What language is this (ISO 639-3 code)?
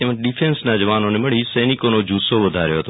guj